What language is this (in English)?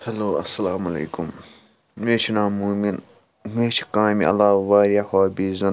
Kashmiri